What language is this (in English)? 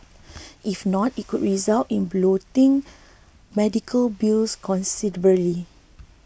English